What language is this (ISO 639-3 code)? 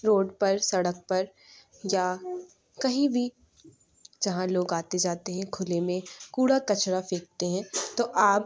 urd